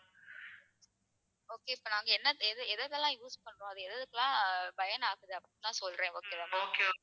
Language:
Tamil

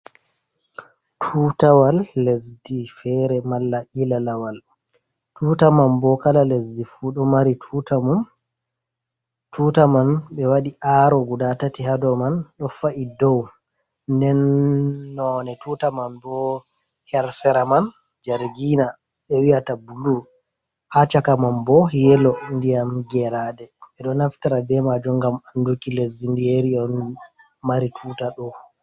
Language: Fula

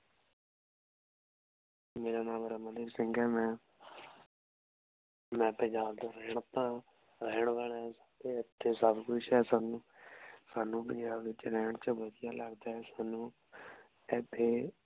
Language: Punjabi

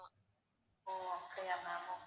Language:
Tamil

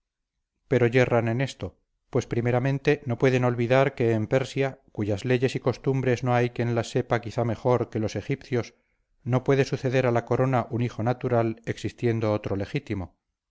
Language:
Spanish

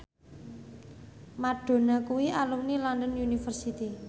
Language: Javanese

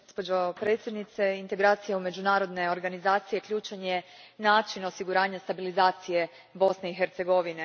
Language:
Croatian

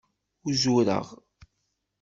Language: Kabyle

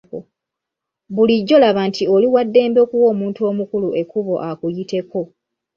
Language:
Ganda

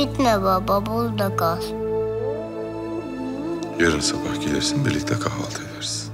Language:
Turkish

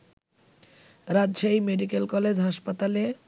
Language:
Bangla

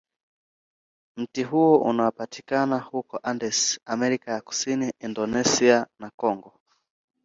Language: Swahili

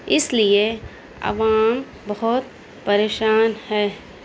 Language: Urdu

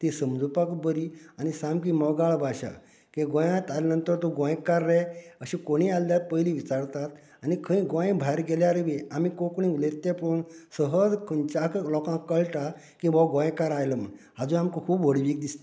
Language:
Konkani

